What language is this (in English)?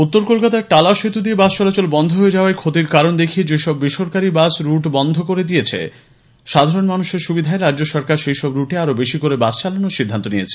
Bangla